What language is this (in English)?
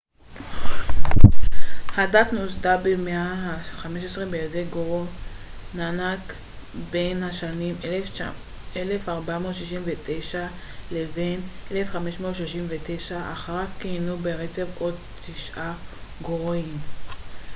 Hebrew